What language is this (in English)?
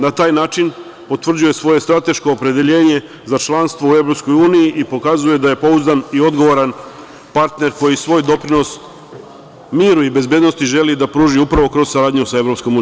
Serbian